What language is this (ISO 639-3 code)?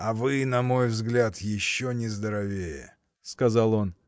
rus